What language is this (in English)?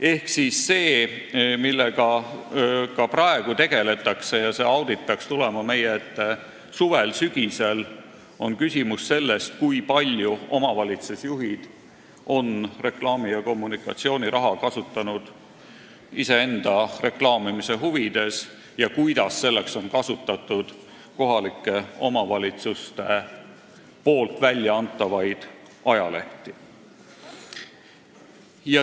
Estonian